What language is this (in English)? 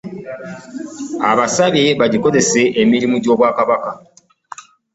Ganda